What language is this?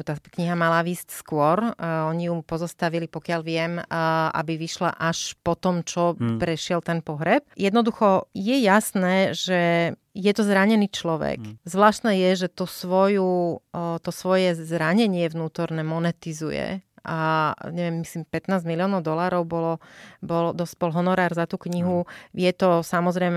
Slovak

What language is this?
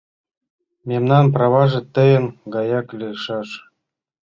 Mari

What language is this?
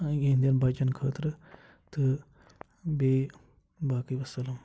Kashmiri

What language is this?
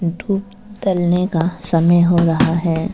Hindi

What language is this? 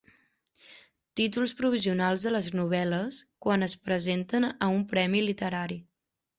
Catalan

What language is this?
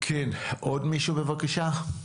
Hebrew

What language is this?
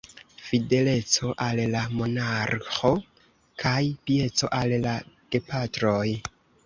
Esperanto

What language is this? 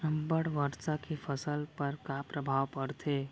Chhattisgarhi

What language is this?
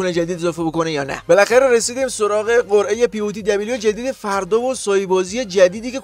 Persian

